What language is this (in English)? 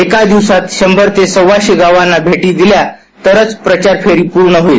Marathi